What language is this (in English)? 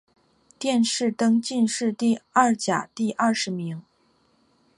Chinese